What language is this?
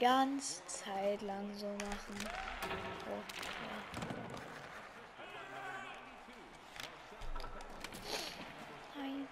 German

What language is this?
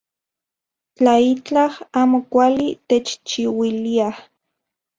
Central Puebla Nahuatl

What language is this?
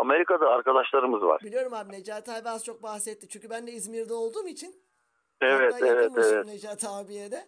Turkish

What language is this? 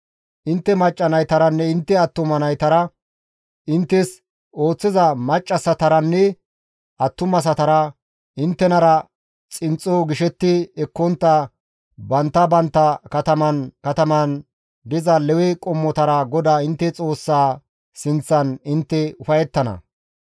Gamo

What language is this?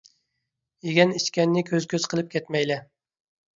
Uyghur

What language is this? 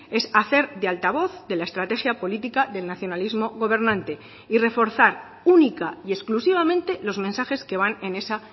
Spanish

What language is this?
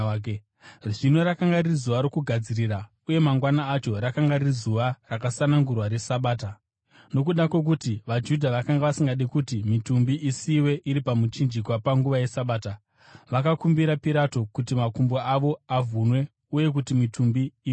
Shona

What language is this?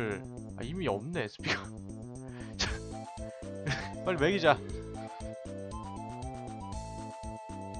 Korean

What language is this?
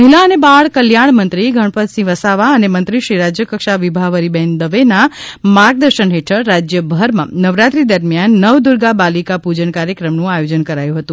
Gujarati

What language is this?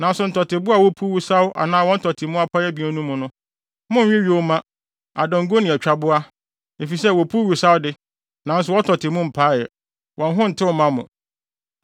Akan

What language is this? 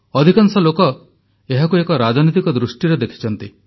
Odia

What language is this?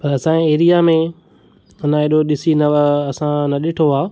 Sindhi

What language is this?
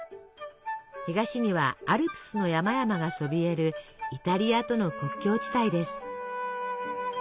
Japanese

